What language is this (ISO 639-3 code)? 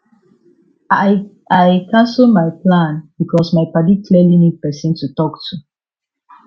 pcm